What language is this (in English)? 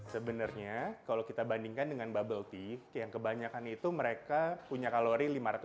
Indonesian